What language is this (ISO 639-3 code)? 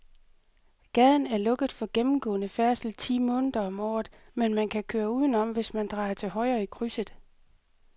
dan